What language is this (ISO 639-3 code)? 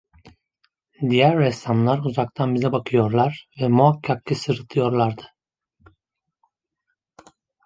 tur